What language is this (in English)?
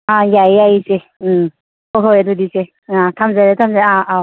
Manipuri